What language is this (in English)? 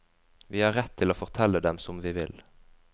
Norwegian